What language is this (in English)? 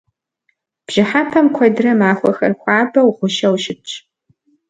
Kabardian